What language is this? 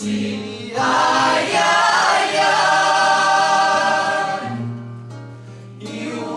Spanish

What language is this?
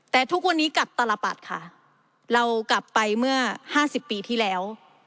Thai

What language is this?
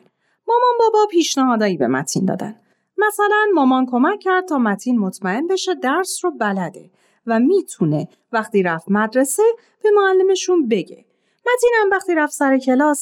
Persian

